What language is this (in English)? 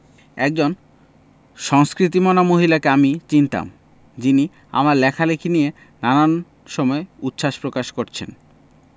Bangla